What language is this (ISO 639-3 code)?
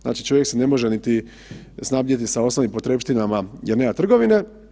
hrv